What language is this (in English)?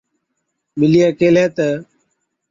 Od